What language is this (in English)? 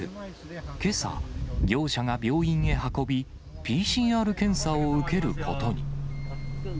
Japanese